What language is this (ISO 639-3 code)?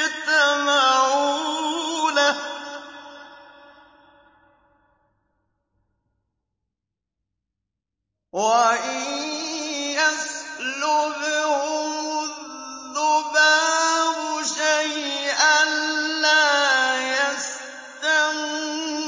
ara